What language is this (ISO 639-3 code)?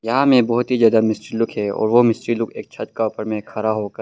hin